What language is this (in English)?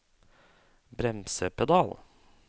Norwegian